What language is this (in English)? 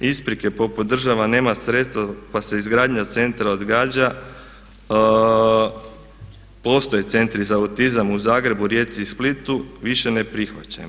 Croatian